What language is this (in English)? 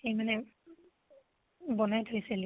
Assamese